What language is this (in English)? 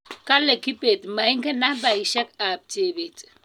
Kalenjin